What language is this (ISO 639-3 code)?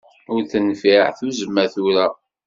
kab